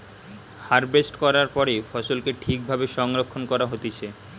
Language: Bangla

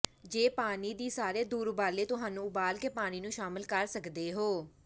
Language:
Punjabi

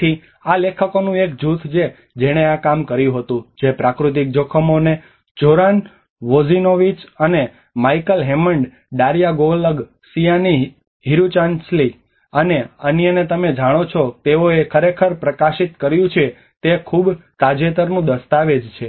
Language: Gujarati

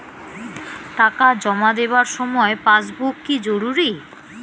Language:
Bangla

